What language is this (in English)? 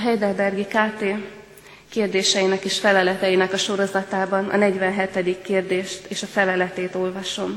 Hungarian